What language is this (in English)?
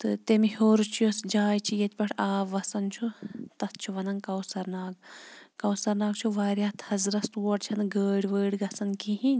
Kashmiri